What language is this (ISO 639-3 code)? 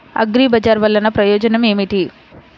tel